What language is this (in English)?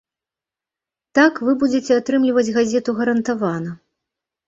Belarusian